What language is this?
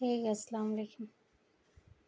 Urdu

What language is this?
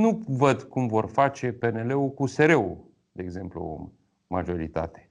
Romanian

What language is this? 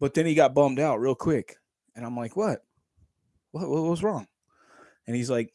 English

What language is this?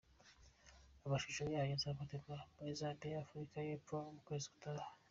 Kinyarwanda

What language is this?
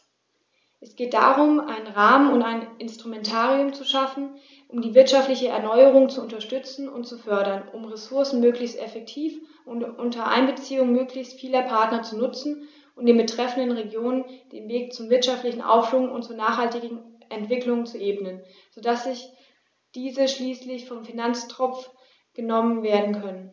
German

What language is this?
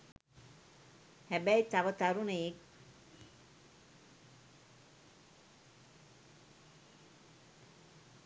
Sinhala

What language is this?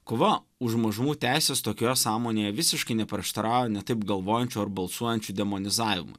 Lithuanian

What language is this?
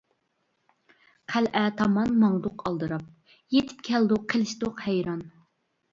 Uyghur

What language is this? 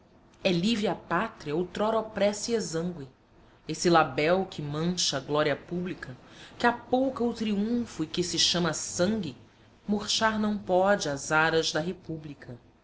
Portuguese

